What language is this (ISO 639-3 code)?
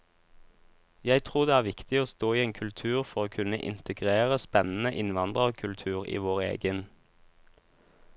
nor